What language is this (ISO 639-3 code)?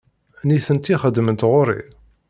kab